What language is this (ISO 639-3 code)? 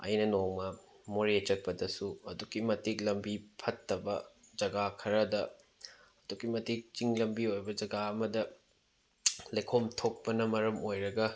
mni